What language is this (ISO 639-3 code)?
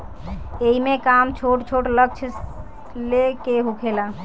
bho